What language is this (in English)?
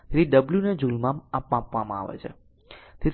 Gujarati